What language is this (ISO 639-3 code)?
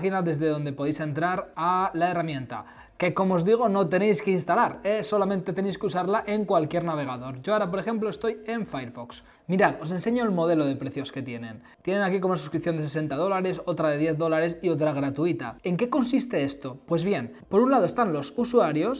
spa